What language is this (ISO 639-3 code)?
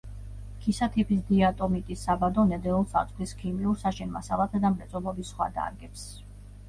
kat